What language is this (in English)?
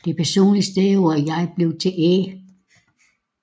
Danish